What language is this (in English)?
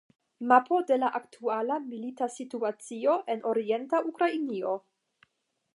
Esperanto